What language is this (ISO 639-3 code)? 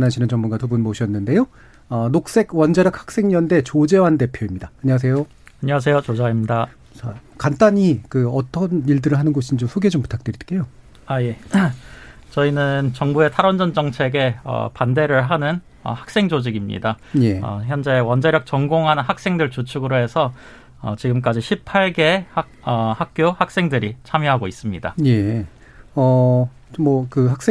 kor